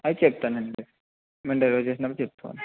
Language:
Telugu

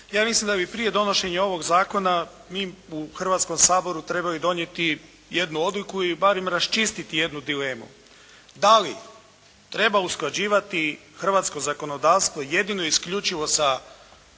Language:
Croatian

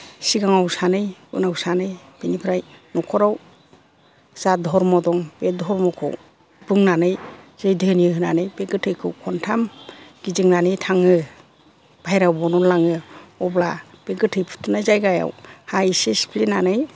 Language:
Bodo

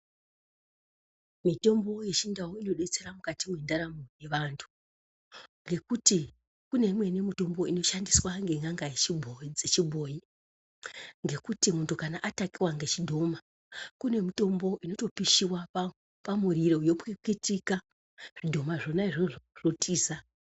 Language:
Ndau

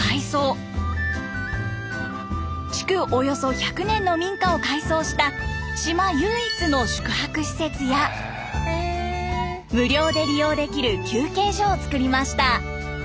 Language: Japanese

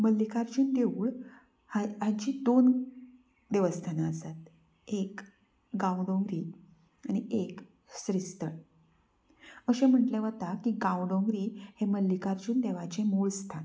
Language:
Konkani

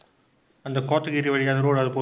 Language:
Tamil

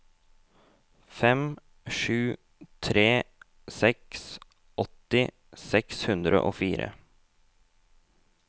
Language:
Norwegian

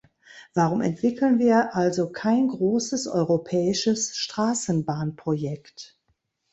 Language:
German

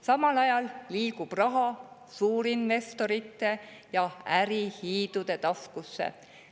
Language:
Estonian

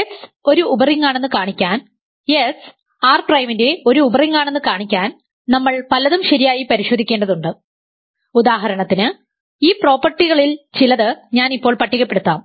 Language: Malayalam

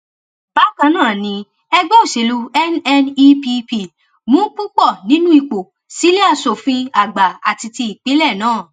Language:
Yoruba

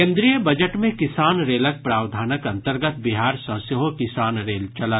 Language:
Maithili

